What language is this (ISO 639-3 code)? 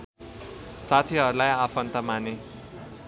nep